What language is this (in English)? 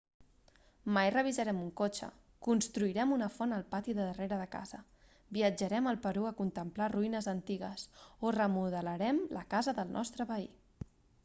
Catalan